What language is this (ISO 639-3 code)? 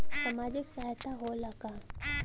bho